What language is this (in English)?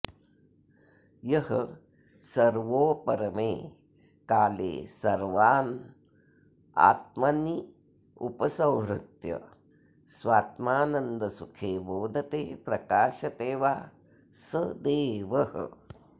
Sanskrit